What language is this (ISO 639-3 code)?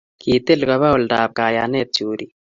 kln